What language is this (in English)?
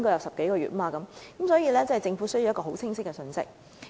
Cantonese